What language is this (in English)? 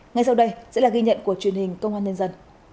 Vietnamese